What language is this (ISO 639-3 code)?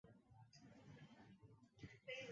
zho